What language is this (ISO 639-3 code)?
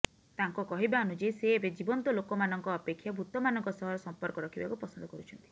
ori